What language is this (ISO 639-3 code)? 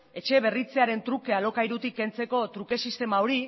eus